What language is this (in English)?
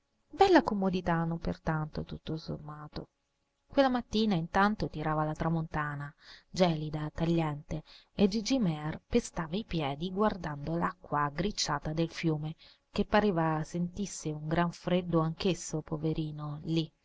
Italian